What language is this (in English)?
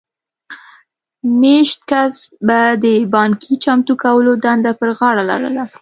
Pashto